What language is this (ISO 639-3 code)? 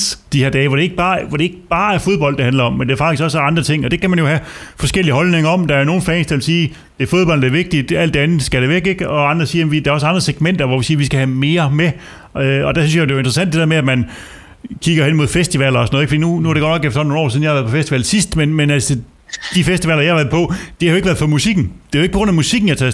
dan